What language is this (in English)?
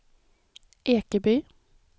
Swedish